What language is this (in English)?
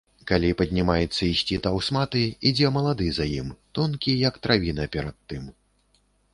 Belarusian